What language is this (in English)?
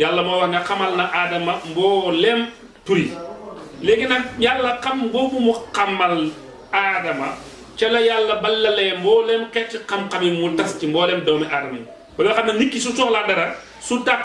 French